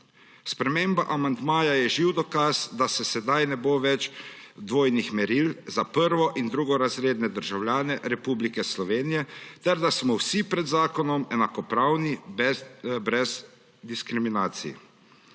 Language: Slovenian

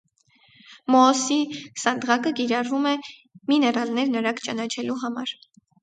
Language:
Armenian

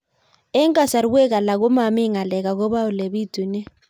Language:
Kalenjin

